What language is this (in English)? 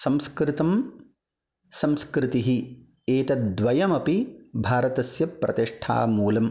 Sanskrit